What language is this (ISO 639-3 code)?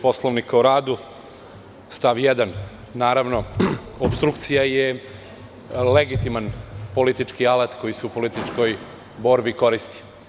srp